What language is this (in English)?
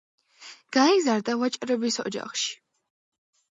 Georgian